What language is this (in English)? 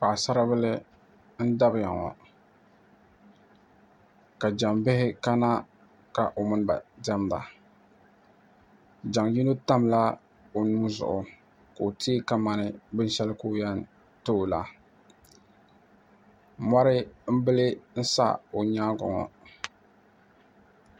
Dagbani